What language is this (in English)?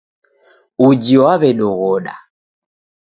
Taita